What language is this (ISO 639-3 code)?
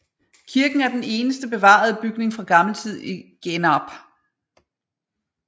dan